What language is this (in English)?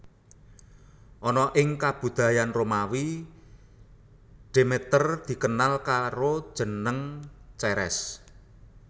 Javanese